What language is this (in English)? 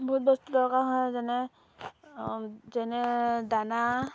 Assamese